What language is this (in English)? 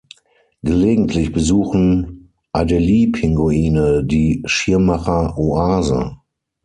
German